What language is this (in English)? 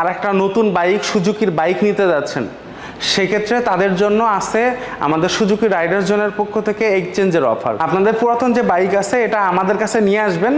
Bangla